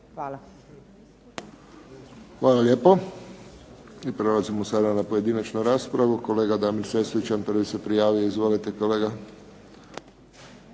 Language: Croatian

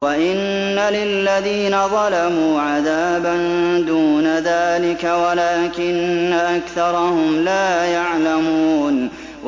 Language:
Arabic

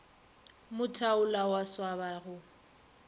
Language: Northern Sotho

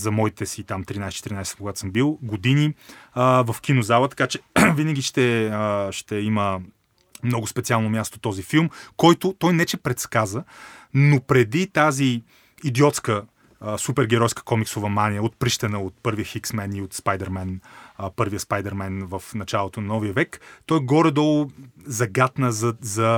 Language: Bulgarian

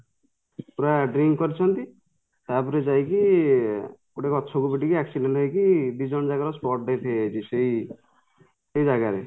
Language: Odia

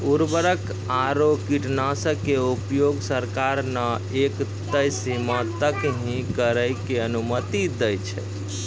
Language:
Maithili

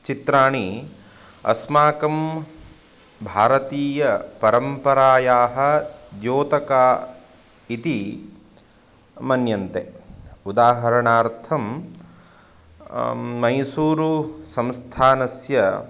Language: Sanskrit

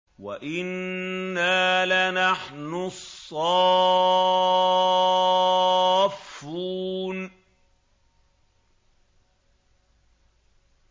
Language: Arabic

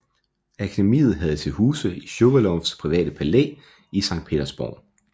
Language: Danish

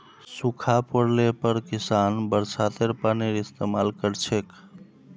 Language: Magahi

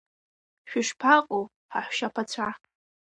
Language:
Abkhazian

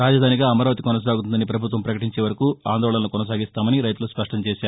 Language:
Telugu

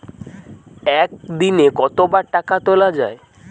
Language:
Bangla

